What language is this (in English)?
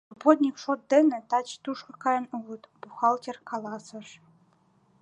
Mari